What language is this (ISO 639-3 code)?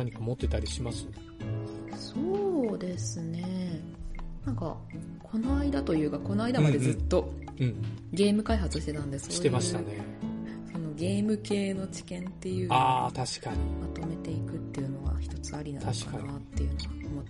jpn